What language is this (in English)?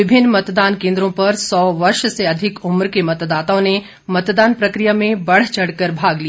Hindi